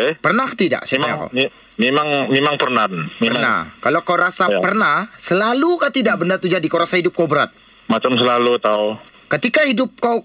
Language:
Malay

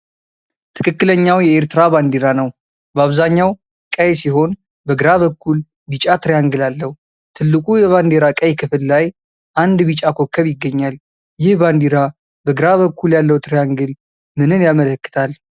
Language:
Amharic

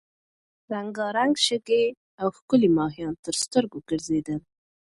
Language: Pashto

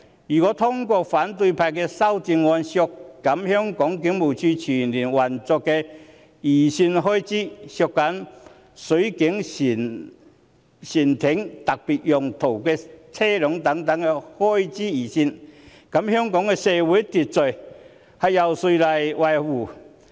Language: Cantonese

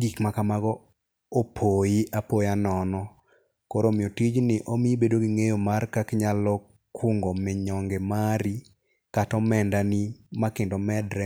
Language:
Luo (Kenya and Tanzania)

